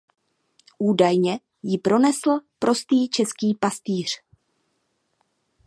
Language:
Czech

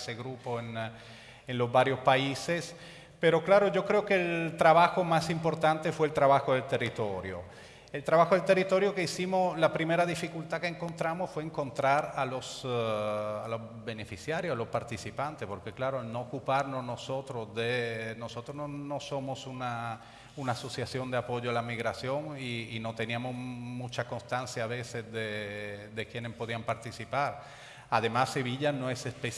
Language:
Spanish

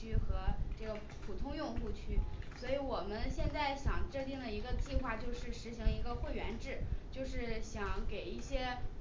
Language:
Chinese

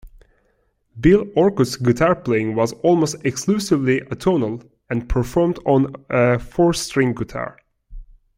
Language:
English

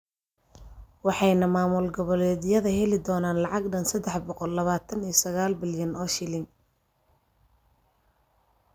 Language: Somali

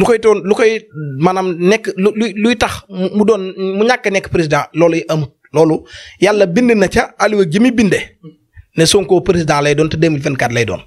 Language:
Arabic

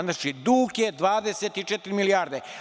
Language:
Serbian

